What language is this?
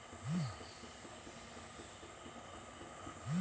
Kannada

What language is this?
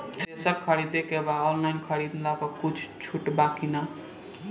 Bhojpuri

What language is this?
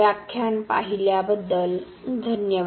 Marathi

